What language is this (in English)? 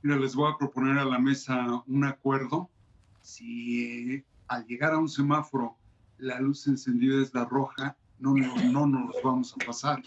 Spanish